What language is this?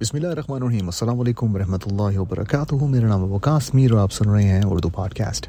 Urdu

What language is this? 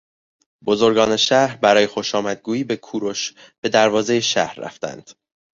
Persian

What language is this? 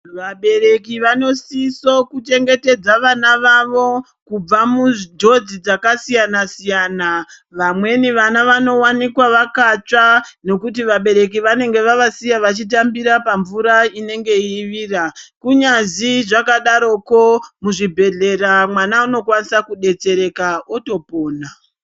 Ndau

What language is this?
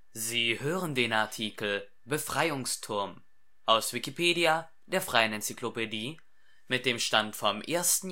German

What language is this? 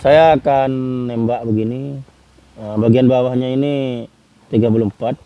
Indonesian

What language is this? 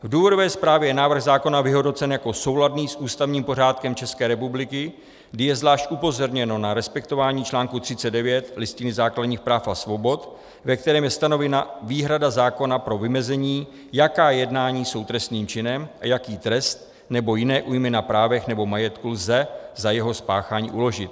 Czech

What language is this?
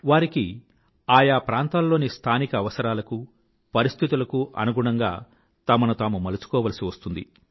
Telugu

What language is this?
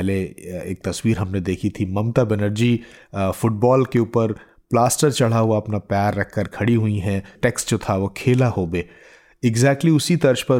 Hindi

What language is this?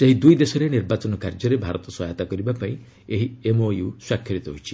Odia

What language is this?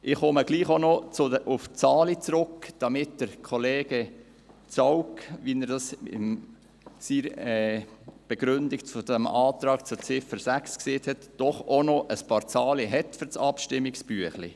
Swiss German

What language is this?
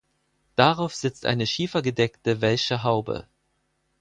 German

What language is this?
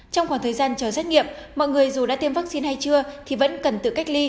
Vietnamese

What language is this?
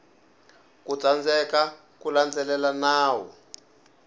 Tsonga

